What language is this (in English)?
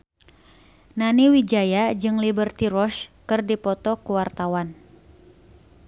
Sundanese